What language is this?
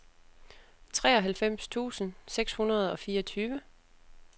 Danish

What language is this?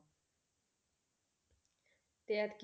Punjabi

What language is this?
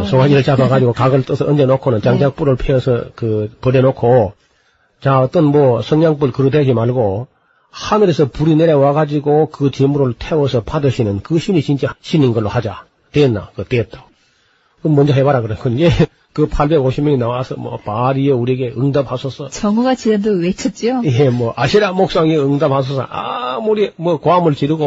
Korean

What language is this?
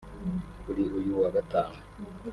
Kinyarwanda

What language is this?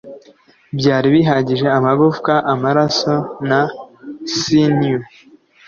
Kinyarwanda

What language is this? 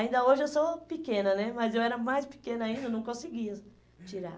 Portuguese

